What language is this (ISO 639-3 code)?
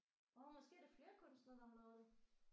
dan